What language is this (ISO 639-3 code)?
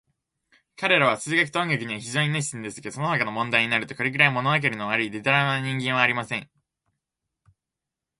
jpn